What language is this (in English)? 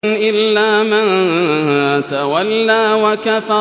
Arabic